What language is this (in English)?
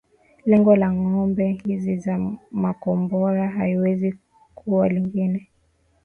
Swahili